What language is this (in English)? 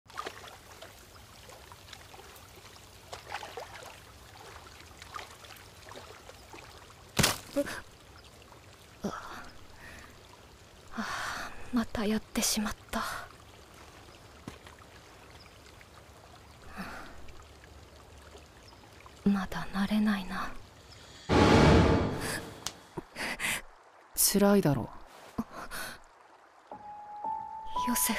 Japanese